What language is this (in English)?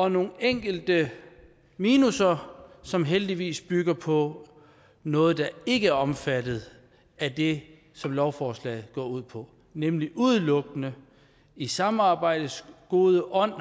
Danish